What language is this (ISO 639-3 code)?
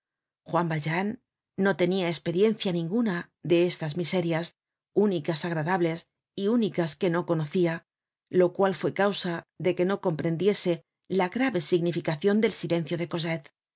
spa